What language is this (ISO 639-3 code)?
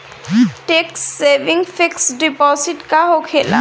bho